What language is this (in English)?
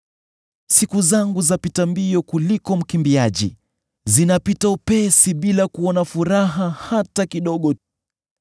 Swahili